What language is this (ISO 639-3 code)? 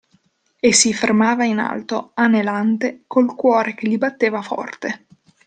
ita